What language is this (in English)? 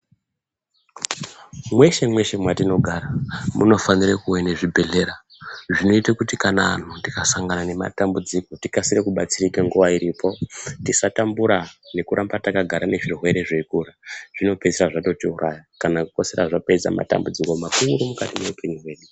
Ndau